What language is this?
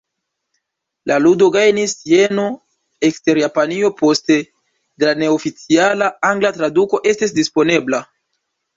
Esperanto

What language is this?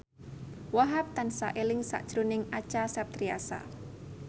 Javanese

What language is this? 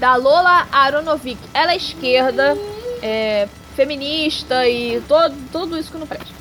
Portuguese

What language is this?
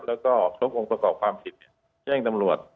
Thai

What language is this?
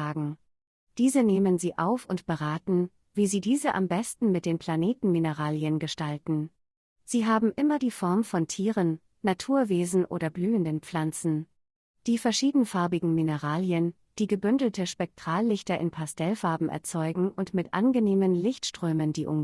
German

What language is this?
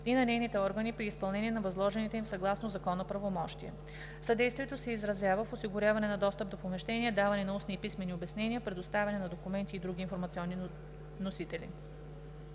Bulgarian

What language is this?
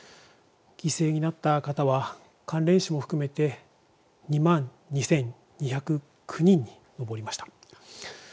Japanese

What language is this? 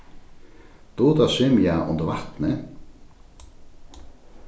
Faroese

